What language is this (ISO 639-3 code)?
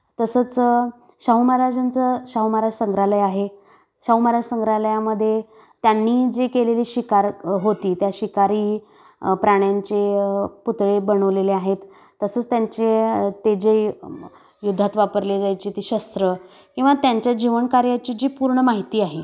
mar